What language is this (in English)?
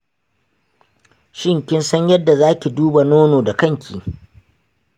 Hausa